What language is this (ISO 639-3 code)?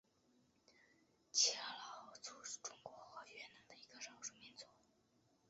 zho